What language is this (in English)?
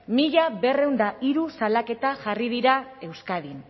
Basque